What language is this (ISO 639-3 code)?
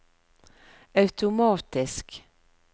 nor